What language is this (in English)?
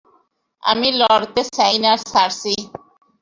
Bangla